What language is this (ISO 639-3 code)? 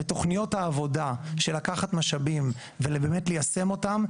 heb